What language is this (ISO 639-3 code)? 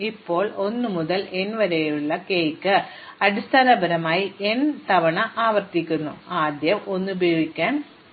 mal